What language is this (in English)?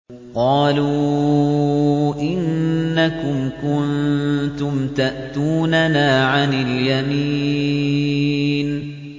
Arabic